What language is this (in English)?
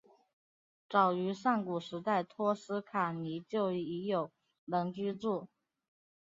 Chinese